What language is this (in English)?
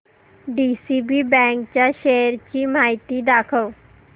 Marathi